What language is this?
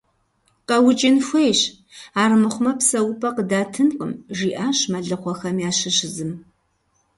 Kabardian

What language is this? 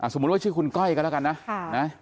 Thai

